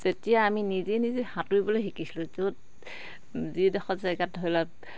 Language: Assamese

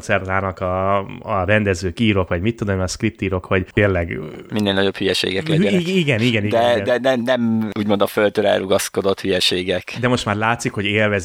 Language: Hungarian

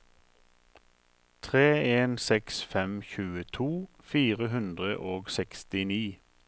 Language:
Norwegian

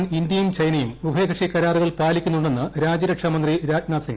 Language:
Malayalam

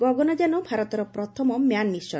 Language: Odia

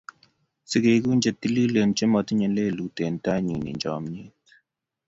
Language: Kalenjin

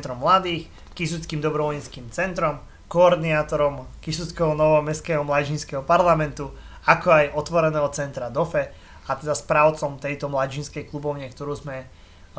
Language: Slovak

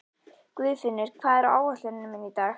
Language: Icelandic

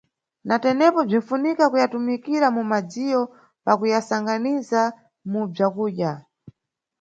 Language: Nyungwe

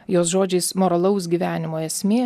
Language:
Lithuanian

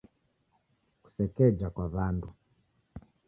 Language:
Taita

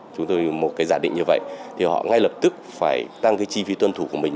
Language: Vietnamese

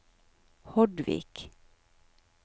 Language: Norwegian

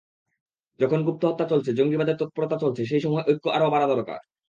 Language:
Bangla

